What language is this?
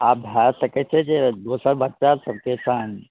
Maithili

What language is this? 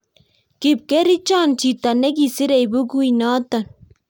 Kalenjin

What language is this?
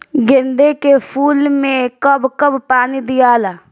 Bhojpuri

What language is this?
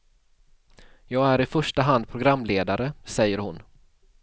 Swedish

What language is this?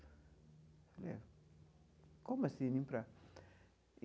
Portuguese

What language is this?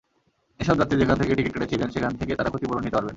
Bangla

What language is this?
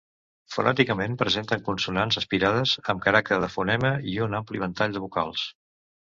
Catalan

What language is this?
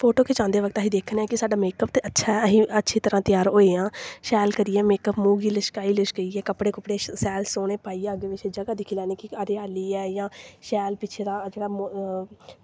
Dogri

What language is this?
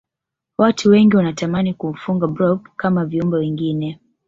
Swahili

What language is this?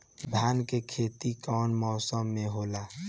Bhojpuri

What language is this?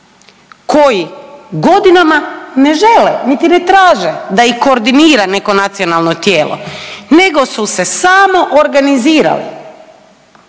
Croatian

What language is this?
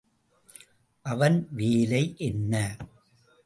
Tamil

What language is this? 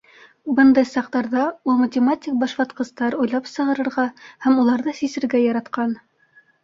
Bashkir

